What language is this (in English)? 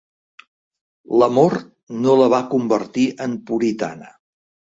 Catalan